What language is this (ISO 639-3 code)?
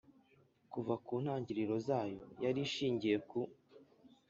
kin